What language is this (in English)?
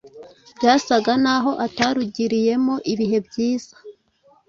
Kinyarwanda